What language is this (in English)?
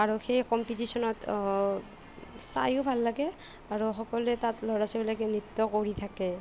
Assamese